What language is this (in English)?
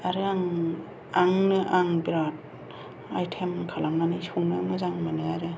Bodo